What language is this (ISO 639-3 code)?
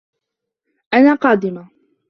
ara